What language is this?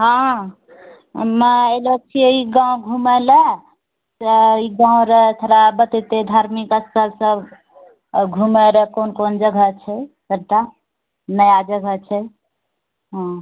Maithili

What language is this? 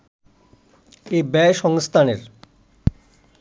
Bangla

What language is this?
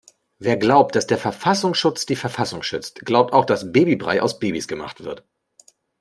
German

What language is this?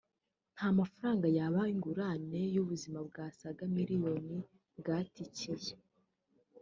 Kinyarwanda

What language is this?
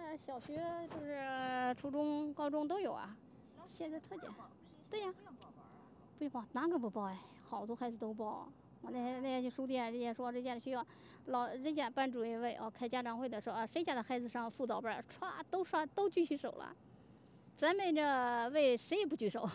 Chinese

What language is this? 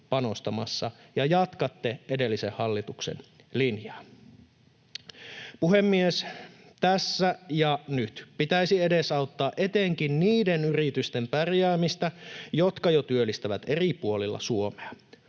Finnish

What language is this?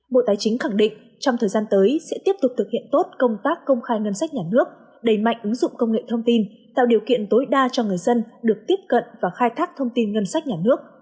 Vietnamese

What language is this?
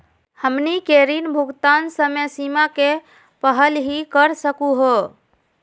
Magahi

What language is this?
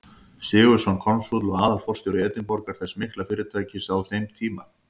Icelandic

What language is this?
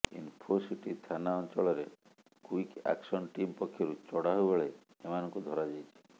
Odia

